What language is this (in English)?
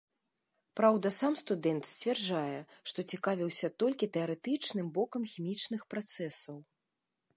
Belarusian